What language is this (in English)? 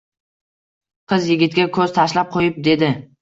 Uzbek